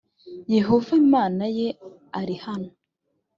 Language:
Kinyarwanda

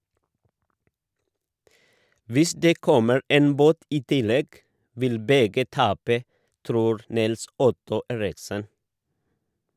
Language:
Norwegian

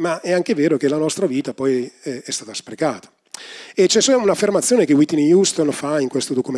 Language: Italian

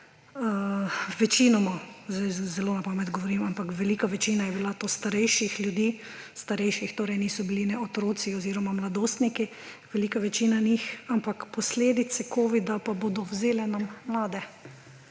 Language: Slovenian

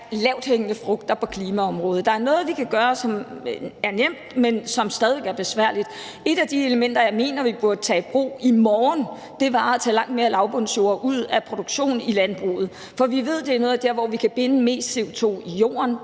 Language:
Danish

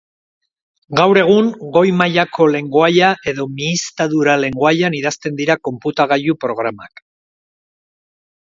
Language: Basque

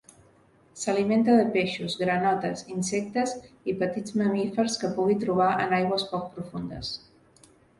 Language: Catalan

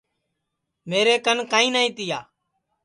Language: Sansi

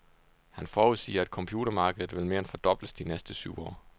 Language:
Danish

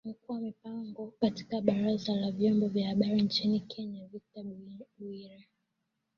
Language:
Swahili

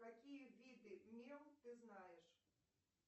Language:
Russian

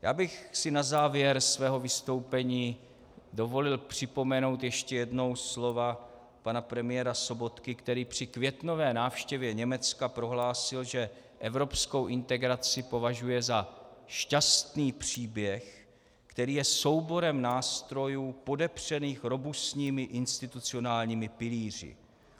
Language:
Czech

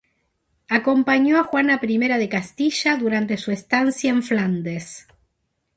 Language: Spanish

